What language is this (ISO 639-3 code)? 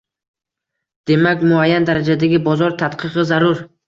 uzb